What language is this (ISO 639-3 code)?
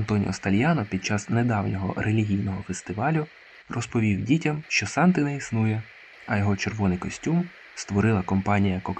ukr